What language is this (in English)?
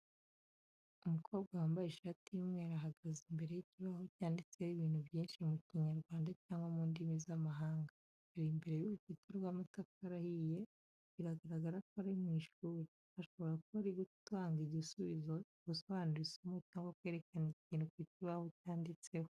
Kinyarwanda